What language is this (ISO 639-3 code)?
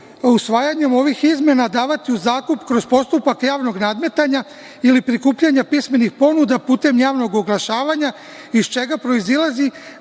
srp